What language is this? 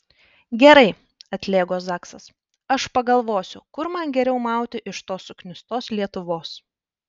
Lithuanian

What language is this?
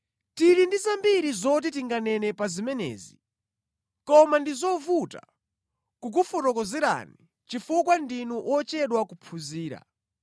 Nyanja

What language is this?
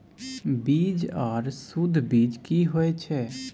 Maithili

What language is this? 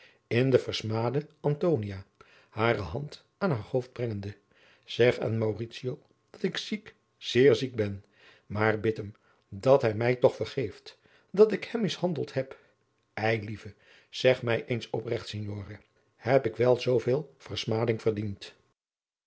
Dutch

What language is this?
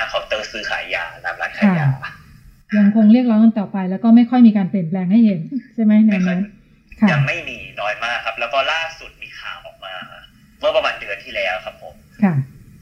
Thai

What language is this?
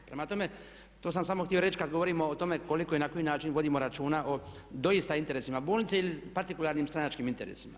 Croatian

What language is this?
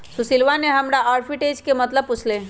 Magahi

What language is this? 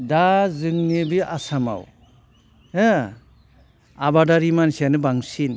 Bodo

